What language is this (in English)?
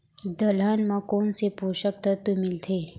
Chhattisgarhi